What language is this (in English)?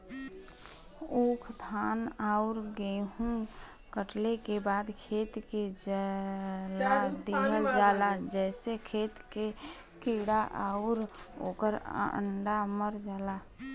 Bhojpuri